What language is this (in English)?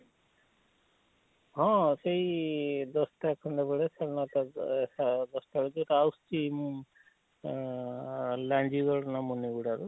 Odia